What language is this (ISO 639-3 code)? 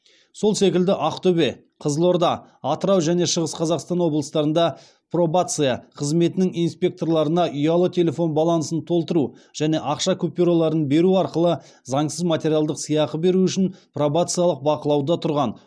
kaz